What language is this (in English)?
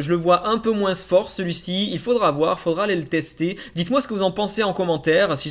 French